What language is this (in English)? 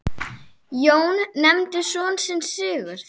Icelandic